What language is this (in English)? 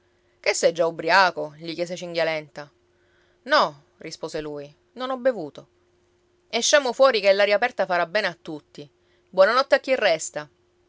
Italian